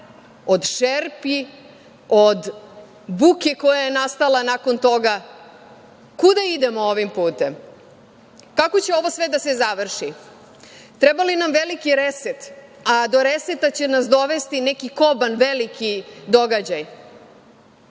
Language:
Serbian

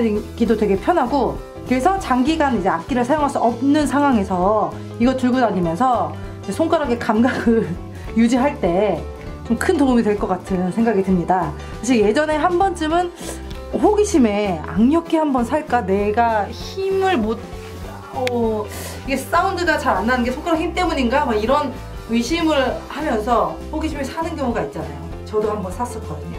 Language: Korean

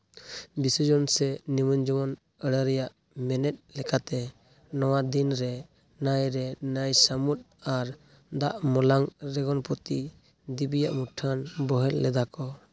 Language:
Santali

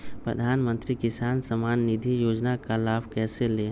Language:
Magahi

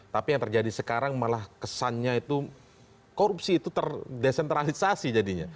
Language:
Indonesian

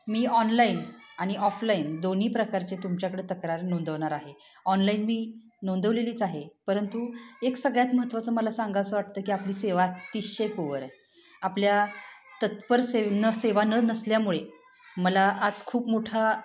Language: Marathi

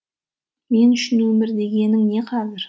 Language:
Kazakh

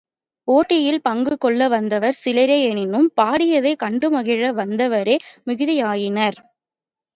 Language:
Tamil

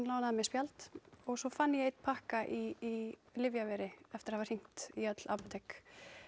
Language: Icelandic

